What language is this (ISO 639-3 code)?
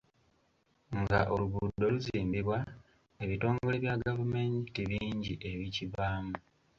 lug